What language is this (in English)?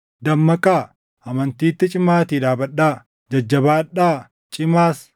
Oromo